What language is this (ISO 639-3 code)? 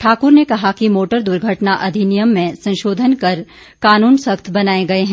hin